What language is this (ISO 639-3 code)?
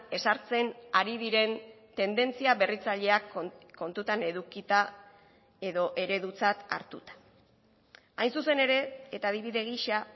eus